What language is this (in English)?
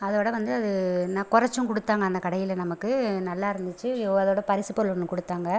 Tamil